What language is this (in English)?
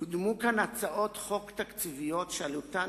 Hebrew